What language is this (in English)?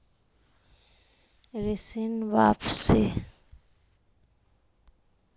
Magahi